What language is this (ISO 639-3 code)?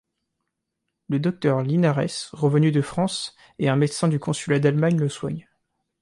fra